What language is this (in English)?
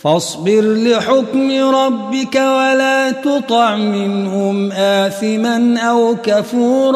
Arabic